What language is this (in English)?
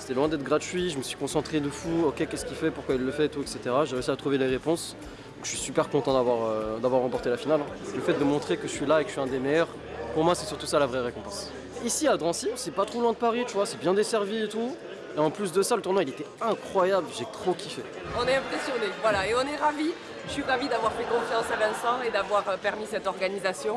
French